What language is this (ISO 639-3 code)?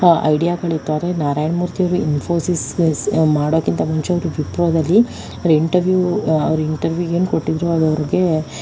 kan